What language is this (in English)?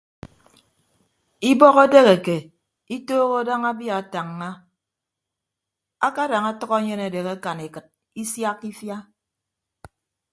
Ibibio